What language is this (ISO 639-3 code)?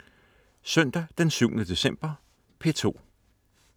dan